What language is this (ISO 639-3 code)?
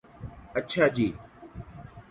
urd